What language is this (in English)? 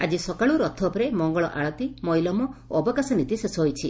Odia